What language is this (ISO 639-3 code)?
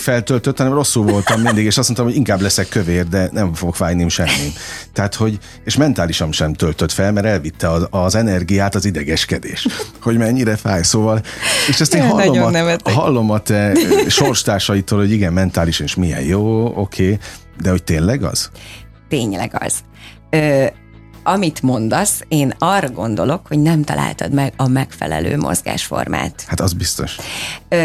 hun